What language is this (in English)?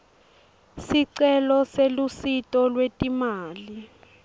Swati